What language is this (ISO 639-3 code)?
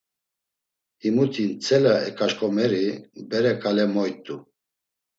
lzz